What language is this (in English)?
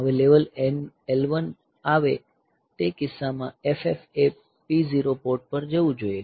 Gujarati